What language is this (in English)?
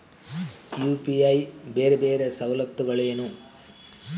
Kannada